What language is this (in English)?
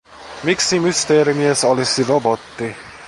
Finnish